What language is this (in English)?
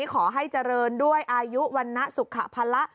Thai